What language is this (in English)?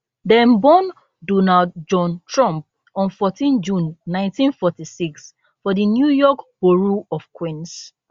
Nigerian Pidgin